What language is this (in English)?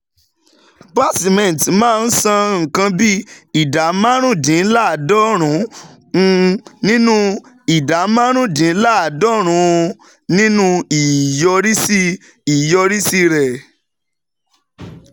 Yoruba